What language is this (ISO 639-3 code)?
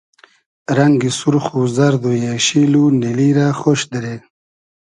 haz